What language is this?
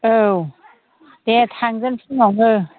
Bodo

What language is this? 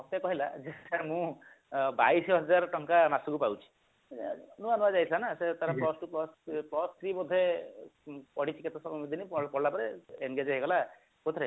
Odia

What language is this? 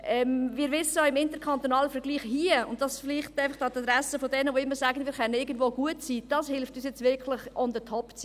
Swiss German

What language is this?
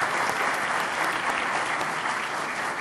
Hebrew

